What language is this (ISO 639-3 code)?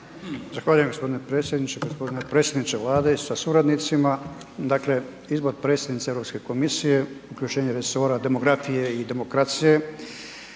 hrv